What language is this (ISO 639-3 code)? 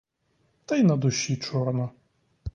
ukr